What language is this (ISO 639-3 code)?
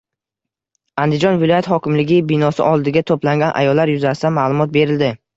uzb